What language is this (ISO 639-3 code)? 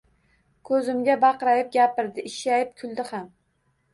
uzb